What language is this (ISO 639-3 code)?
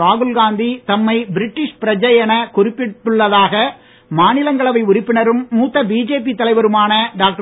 tam